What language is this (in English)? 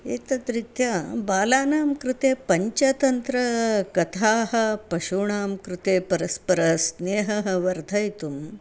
Sanskrit